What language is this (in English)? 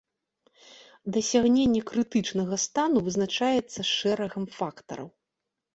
Belarusian